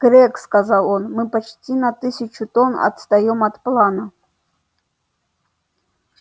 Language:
Russian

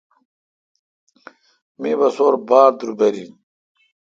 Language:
Kalkoti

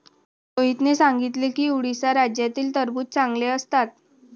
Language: Marathi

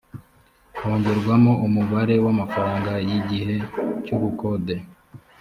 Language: Kinyarwanda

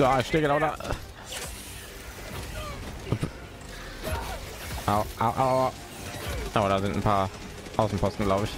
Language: German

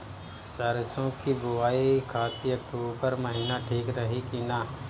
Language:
Bhojpuri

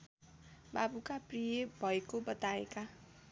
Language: Nepali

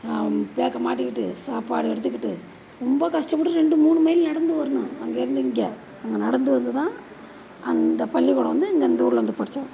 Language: Tamil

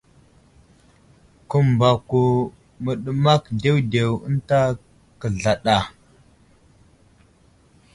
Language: Wuzlam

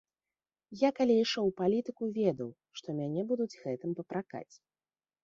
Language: Belarusian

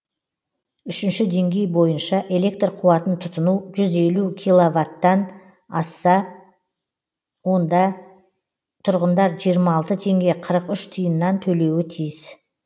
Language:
Kazakh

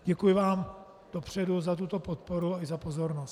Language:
Czech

